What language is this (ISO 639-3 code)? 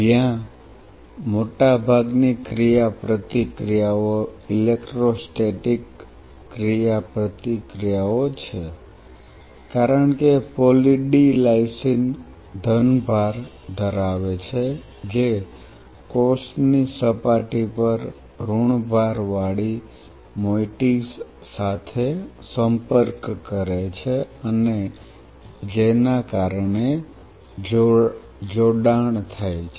guj